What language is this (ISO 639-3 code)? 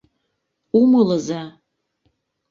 chm